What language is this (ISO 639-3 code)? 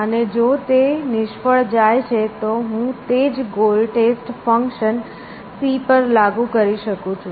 guj